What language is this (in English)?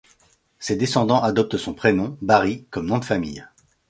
French